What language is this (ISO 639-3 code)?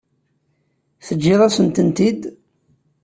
kab